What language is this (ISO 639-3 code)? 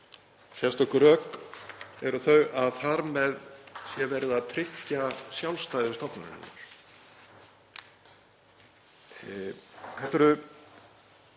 isl